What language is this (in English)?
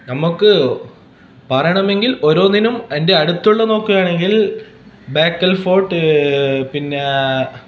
Malayalam